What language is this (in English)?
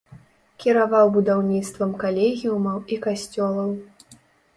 Belarusian